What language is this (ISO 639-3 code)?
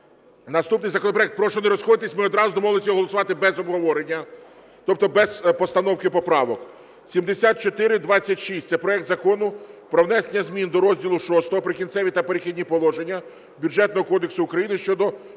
ukr